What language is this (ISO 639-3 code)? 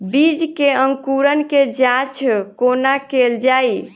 mai